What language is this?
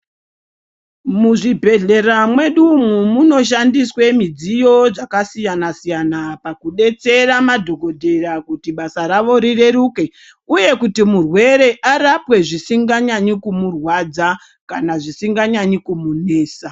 Ndau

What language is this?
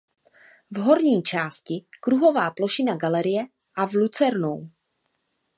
Czech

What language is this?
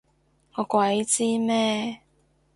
Cantonese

